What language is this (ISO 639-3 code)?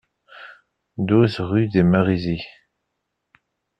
fra